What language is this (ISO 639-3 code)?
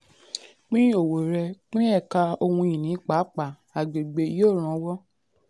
yor